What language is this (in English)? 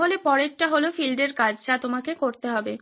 Bangla